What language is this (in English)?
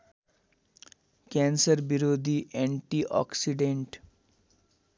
Nepali